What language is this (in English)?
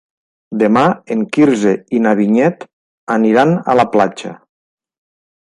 Catalan